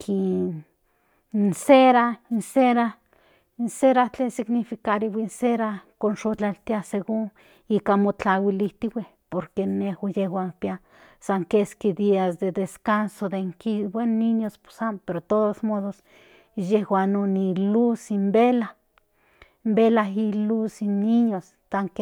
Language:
Central Nahuatl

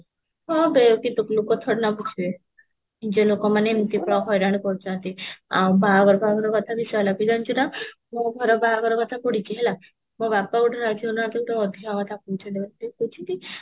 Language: Odia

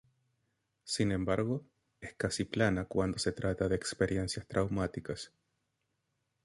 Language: Spanish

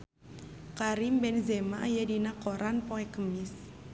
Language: Sundanese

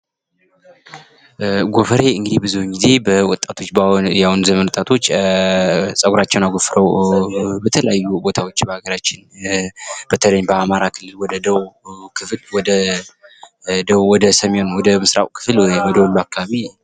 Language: Amharic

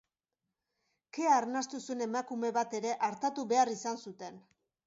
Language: Basque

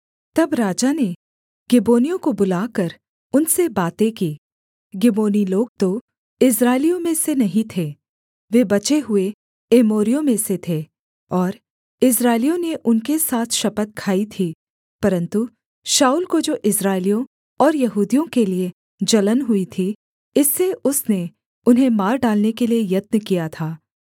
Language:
Hindi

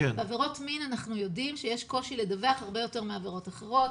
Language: Hebrew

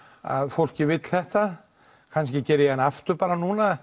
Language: Icelandic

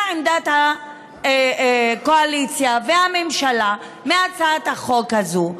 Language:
Hebrew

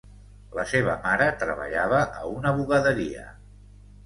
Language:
Catalan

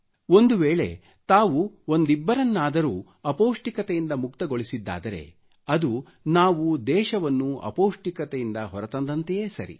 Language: Kannada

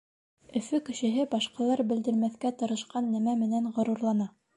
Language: Bashkir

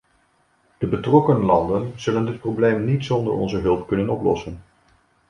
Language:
Dutch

